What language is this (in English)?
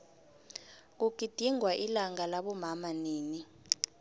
South Ndebele